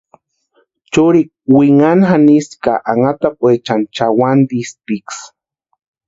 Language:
Western Highland Purepecha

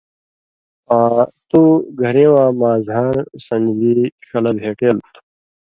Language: Indus Kohistani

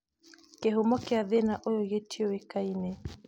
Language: Kikuyu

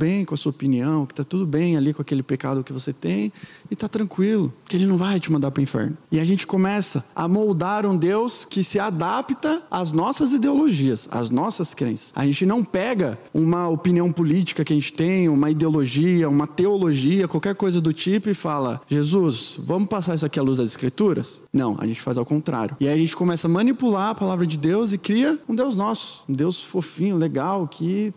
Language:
Portuguese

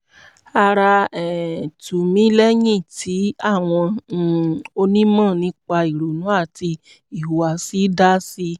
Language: Yoruba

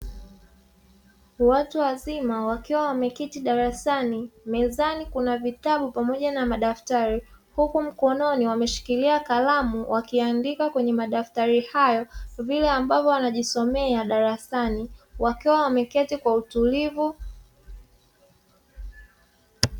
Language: Swahili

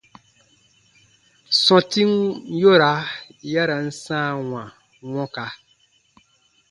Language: Baatonum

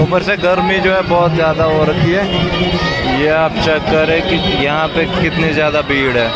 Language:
Hindi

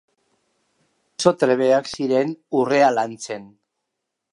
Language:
Basque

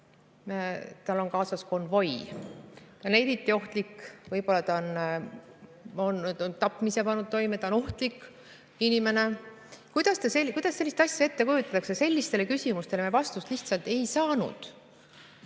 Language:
Estonian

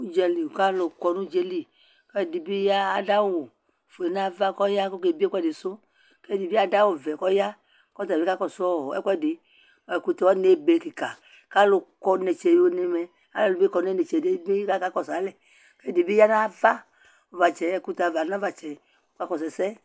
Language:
Ikposo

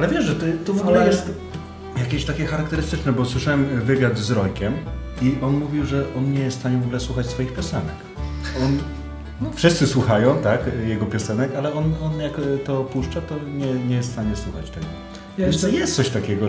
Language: Polish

